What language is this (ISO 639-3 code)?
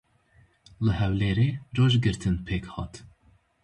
kur